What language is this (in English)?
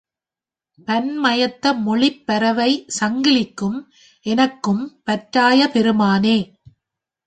Tamil